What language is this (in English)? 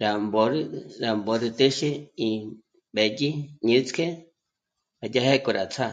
Michoacán Mazahua